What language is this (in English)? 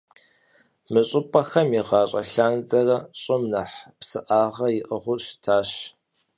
Kabardian